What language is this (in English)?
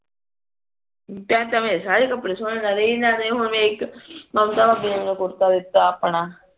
Punjabi